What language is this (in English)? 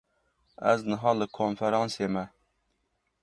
Kurdish